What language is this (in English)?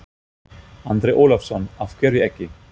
Icelandic